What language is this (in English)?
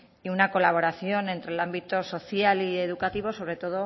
Spanish